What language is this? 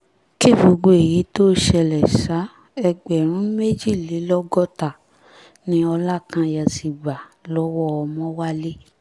Yoruba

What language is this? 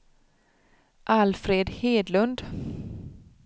Swedish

